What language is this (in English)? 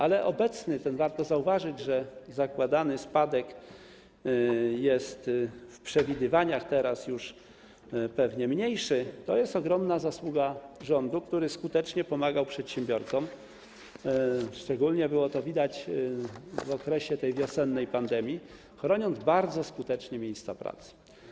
Polish